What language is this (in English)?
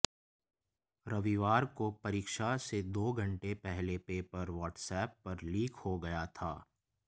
Hindi